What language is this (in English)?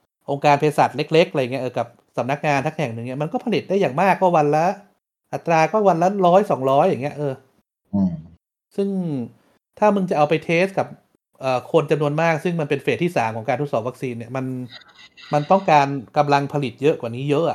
Thai